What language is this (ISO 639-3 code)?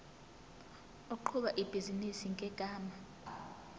zul